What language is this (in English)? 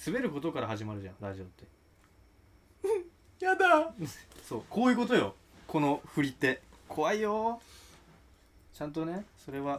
Japanese